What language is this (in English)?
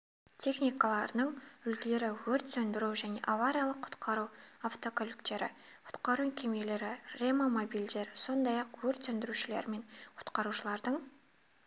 Kazakh